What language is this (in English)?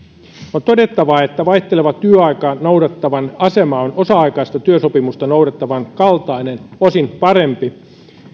Finnish